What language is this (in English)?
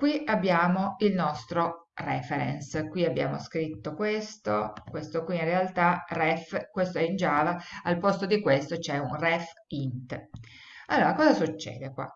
Italian